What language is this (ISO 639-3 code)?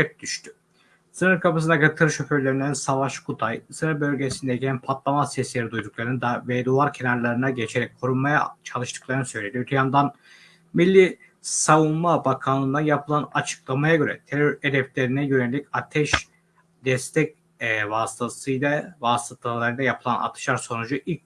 tur